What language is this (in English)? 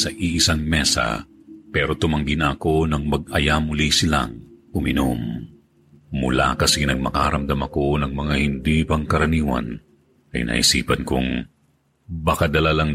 Filipino